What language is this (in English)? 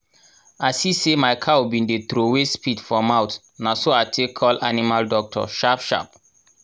Nigerian Pidgin